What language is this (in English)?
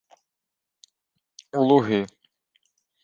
Ukrainian